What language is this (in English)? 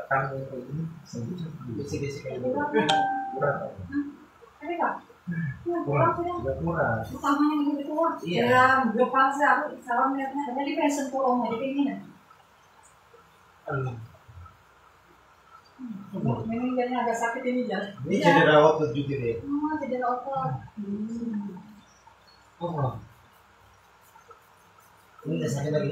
Indonesian